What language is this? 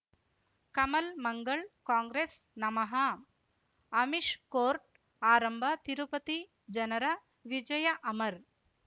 Kannada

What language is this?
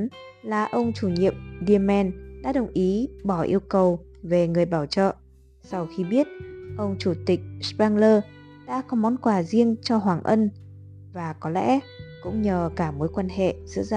Vietnamese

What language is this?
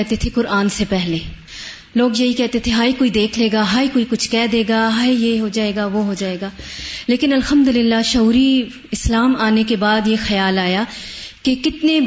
Urdu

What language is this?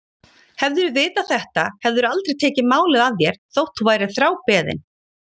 Icelandic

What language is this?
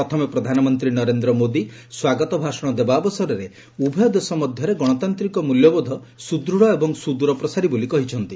Odia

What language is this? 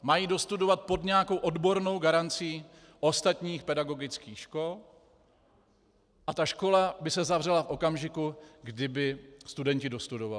Czech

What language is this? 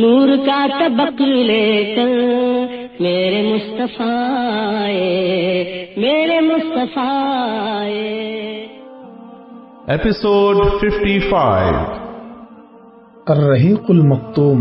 Urdu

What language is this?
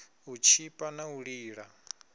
Venda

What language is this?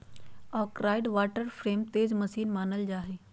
Magahi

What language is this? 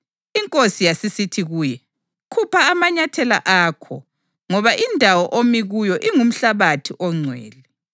North Ndebele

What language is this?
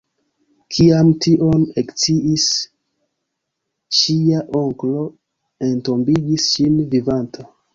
Esperanto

